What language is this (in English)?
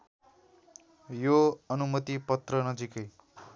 Nepali